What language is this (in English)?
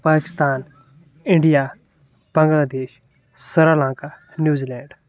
Kashmiri